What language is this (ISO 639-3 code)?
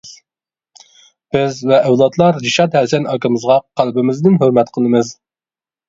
uig